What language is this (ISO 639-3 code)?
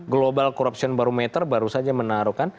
ind